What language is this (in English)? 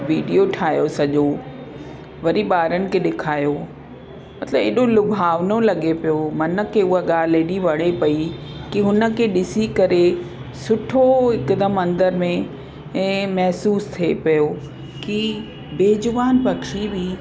Sindhi